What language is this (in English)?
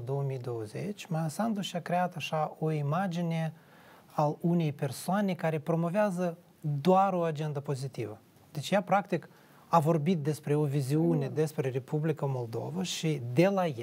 Romanian